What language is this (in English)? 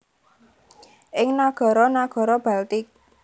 Javanese